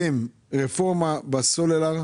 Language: Hebrew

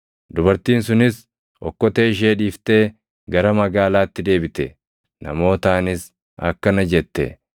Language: Oromo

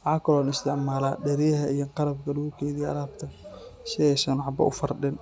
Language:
Somali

